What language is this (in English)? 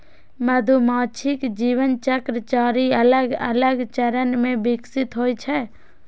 Maithili